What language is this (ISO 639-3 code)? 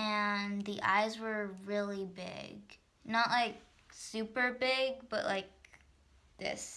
eng